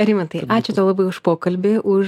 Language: Lithuanian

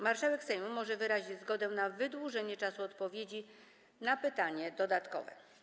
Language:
Polish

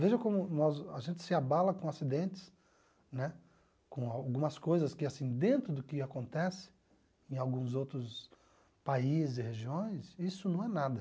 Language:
Portuguese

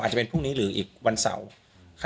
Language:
Thai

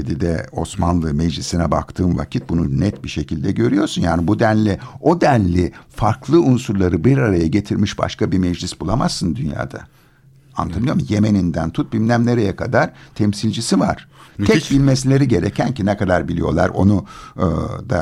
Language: Turkish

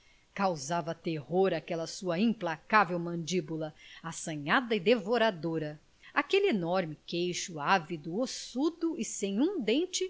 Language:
Portuguese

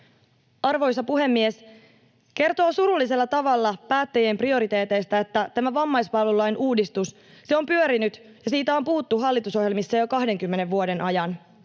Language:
Finnish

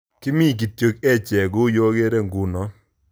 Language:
Kalenjin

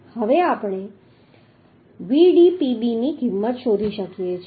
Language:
Gujarati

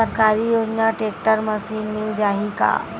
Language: Chhattisgarhi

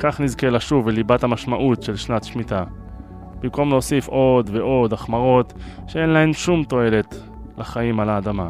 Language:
Hebrew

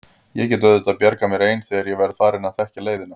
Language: Icelandic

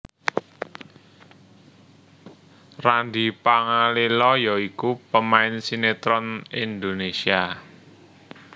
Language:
Javanese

